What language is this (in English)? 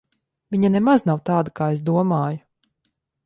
Latvian